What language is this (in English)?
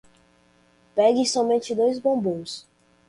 Portuguese